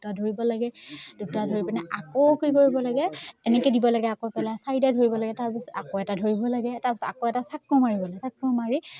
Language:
Assamese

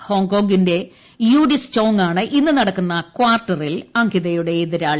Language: Malayalam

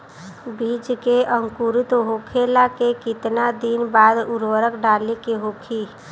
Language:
Bhojpuri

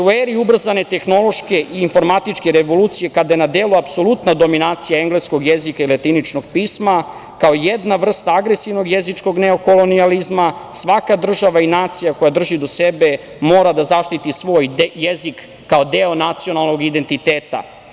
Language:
Serbian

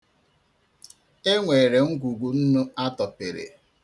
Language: Igbo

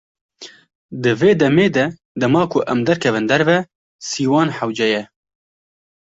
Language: Kurdish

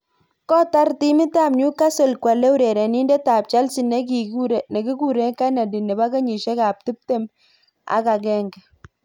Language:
Kalenjin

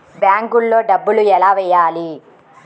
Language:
Telugu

